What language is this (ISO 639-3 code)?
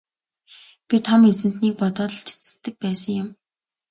mon